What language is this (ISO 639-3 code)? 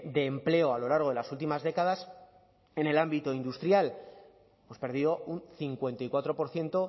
spa